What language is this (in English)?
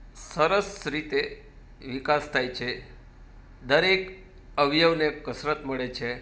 Gujarati